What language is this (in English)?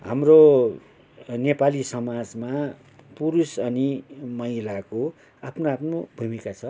Nepali